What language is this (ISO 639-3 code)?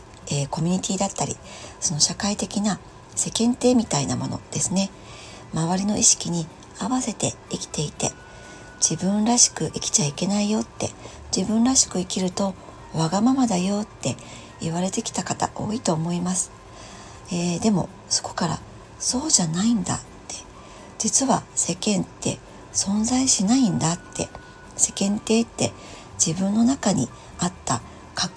jpn